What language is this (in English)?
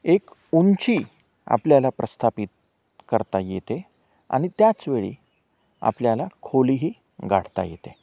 Marathi